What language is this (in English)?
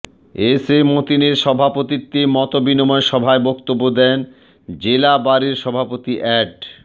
Bangla